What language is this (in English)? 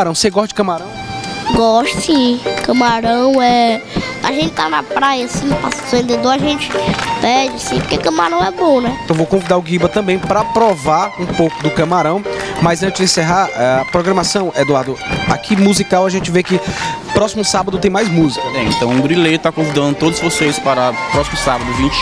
Portuguese